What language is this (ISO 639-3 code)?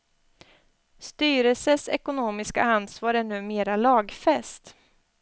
swe